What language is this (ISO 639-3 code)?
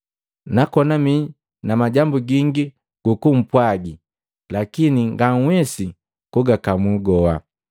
mgv